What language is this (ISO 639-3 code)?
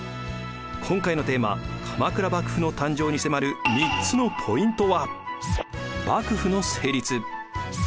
jpn